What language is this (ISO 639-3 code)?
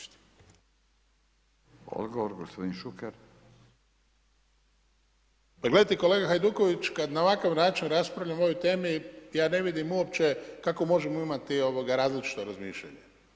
hrv